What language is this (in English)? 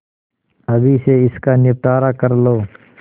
Hindi